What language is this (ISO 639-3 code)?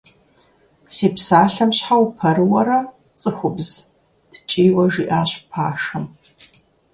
kbd